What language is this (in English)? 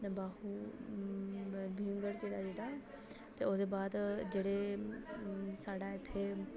Dogri